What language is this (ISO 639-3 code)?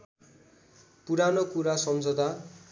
nep